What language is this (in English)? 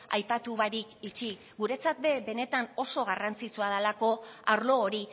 Basque